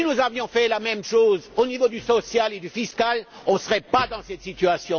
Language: French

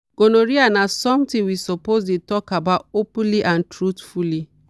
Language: Nigerian Pidgin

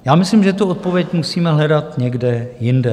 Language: Czech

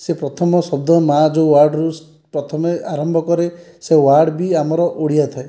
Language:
Odia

